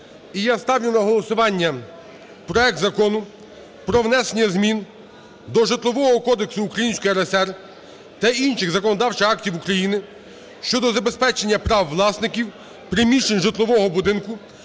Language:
Ukrainian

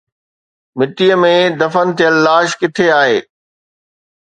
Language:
Sindhi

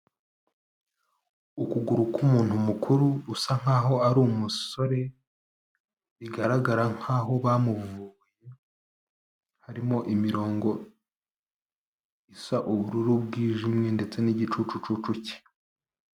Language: Kinyarwanda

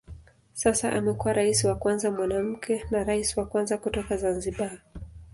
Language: Swahili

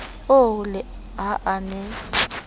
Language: Southern Sotho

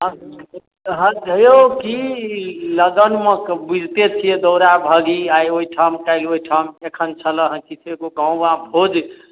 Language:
Maithili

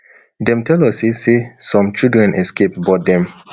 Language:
Nigerian Pidgin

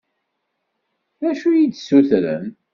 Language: Kabyle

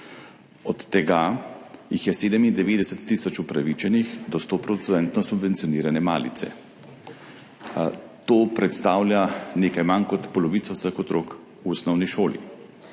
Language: Slovenian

